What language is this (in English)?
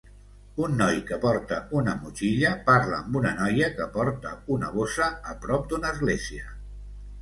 Catalan